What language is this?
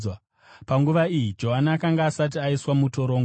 Shona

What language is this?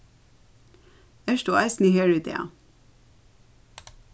Faroese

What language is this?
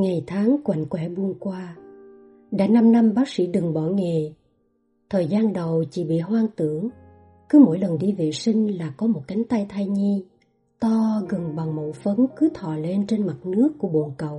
Vietnamese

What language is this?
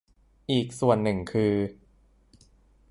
Thai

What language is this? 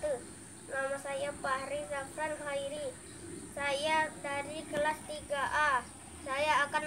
Indonesian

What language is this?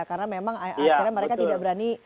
Indonesian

